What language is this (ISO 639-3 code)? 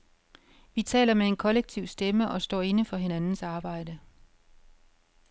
dan